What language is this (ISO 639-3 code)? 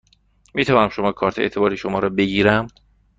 fas